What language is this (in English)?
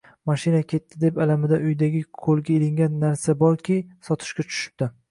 Uzbek